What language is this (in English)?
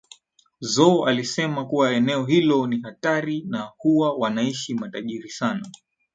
Swahili